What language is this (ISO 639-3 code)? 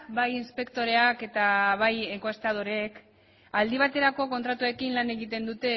eus